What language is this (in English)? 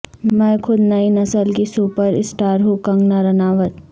Urdu